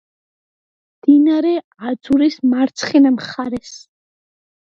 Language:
Georgian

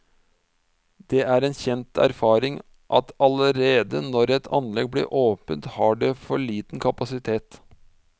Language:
Norwegian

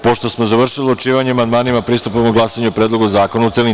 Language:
Serbian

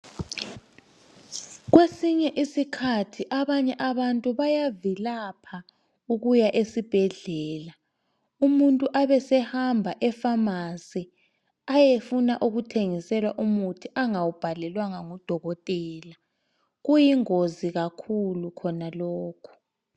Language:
North Ndebele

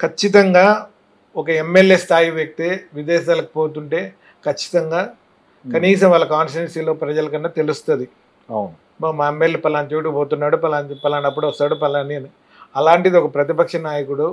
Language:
Telugu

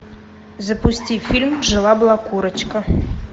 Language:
Russian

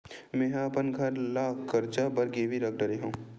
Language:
Chhattisgarhi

